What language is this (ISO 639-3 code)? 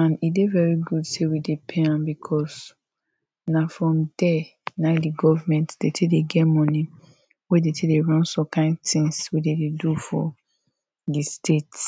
pcm